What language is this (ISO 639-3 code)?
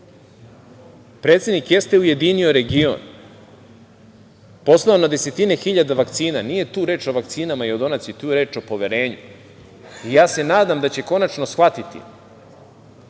srp